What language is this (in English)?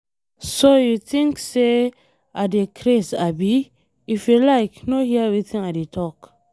Nigerian Pidgin